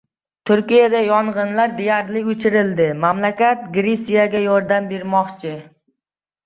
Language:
Uzbek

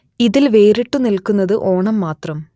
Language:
Malayalam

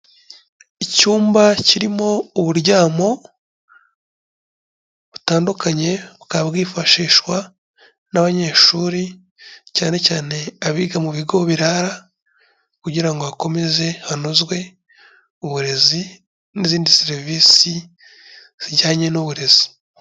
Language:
Kinyarwanda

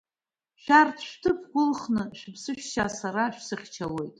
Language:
Abkhazian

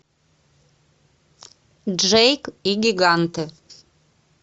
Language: Russian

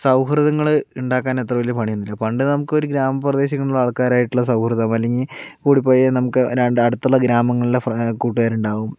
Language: Malayalam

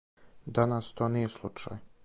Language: Serbian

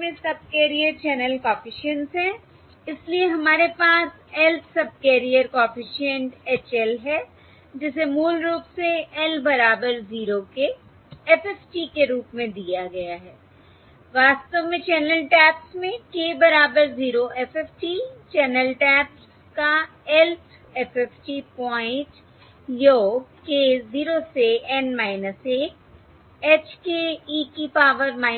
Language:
Hindi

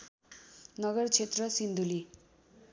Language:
Nepali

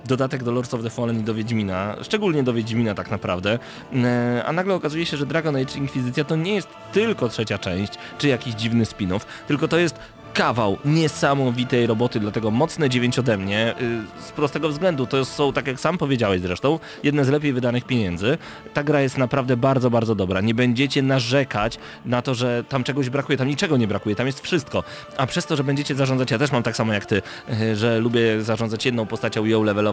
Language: Polish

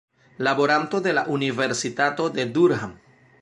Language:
Esperanto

